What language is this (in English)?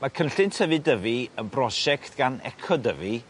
Welsh